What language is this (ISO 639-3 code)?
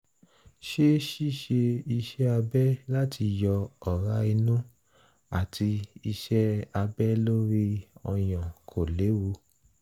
yor